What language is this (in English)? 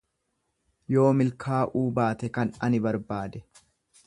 Oromo